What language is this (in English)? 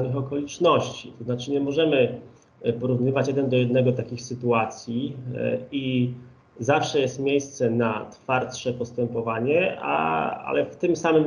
Polish